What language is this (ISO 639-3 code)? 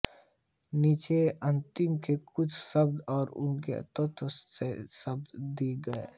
hin